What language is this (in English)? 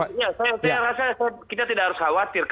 Indonesian